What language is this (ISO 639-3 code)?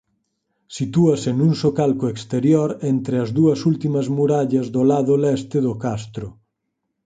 glg